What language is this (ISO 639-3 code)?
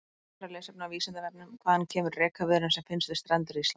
isl